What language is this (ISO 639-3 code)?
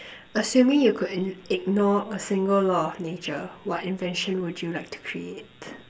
eng